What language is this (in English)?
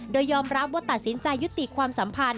Thai